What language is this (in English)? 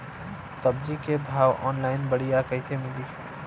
Bhojpuri